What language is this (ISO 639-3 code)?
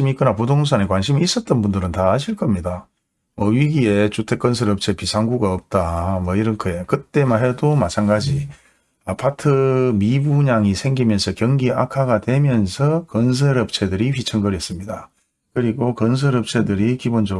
kor